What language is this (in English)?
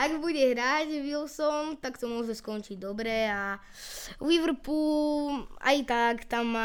Slovak